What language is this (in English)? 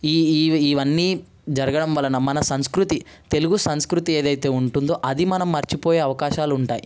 Telugu